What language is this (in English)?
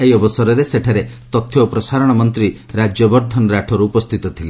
Odia